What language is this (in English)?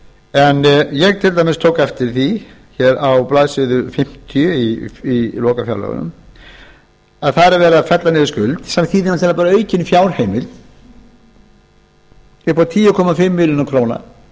Icelandic